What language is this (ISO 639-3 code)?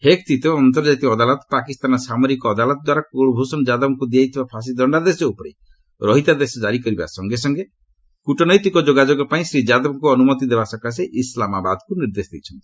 ori